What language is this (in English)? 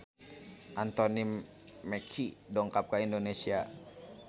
Sundanese